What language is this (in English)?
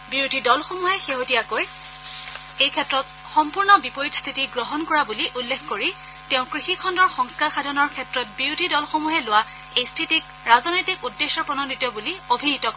Assamese